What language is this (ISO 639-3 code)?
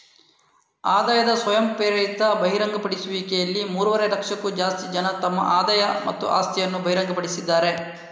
kan